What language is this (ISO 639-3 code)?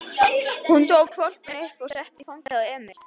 isl